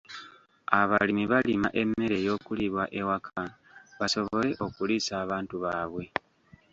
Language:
Ganda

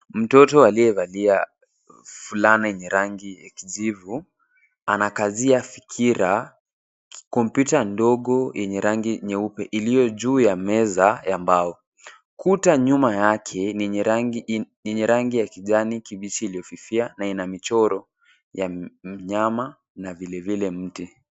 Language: Swahili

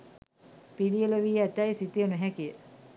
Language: Sinhala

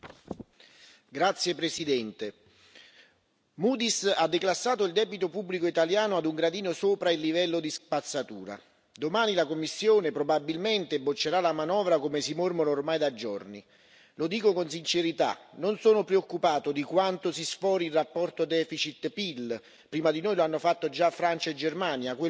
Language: Italian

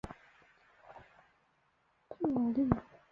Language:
Chinese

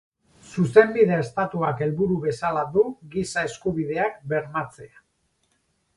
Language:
Basque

